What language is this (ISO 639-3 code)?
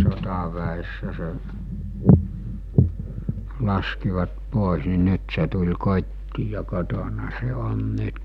fin